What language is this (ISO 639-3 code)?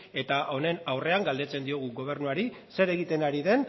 eus